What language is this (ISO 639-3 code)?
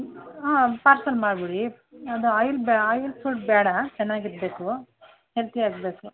kan